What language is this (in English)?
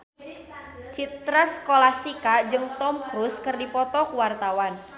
Sundanese